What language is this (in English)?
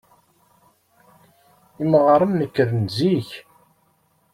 Kabyle